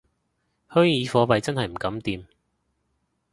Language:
Cantonese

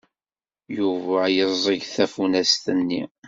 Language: Kabyle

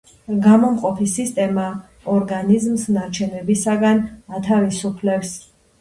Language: Georgian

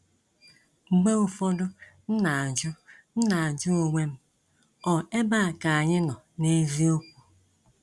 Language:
Igbo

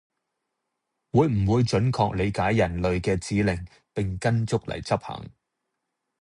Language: Cantonese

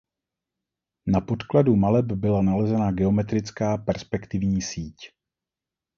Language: Czech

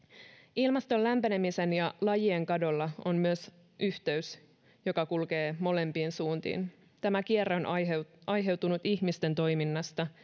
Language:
Finnish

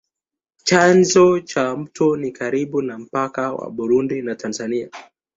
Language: Swahili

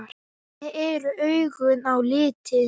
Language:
Icelandic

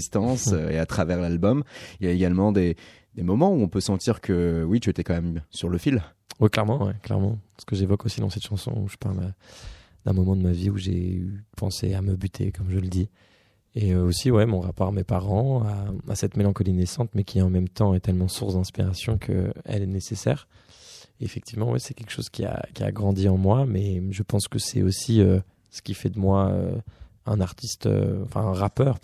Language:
French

